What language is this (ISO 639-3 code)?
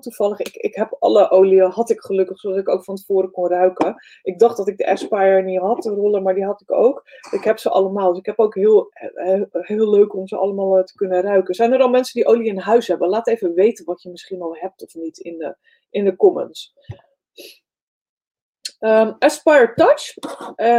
nld